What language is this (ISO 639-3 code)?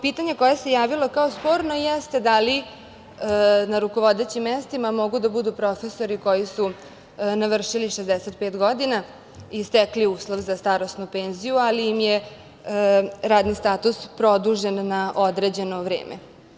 srp